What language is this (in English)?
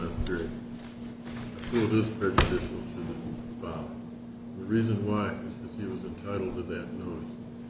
English